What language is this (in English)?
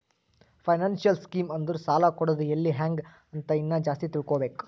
Kannada